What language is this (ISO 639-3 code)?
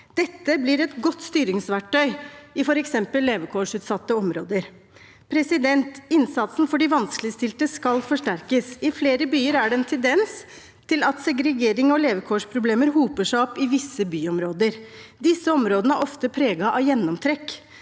nor